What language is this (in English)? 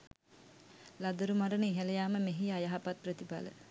Sinhala